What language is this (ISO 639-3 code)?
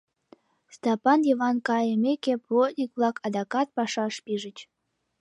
chm